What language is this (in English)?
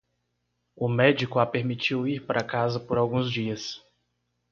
Portuguese